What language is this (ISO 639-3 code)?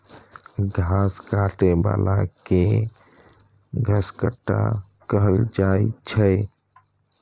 mai